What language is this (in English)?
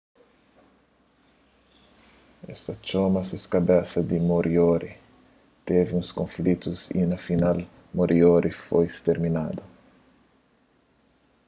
Kabuverdianu